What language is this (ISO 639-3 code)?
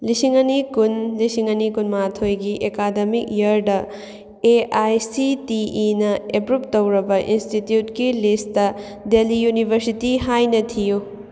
mni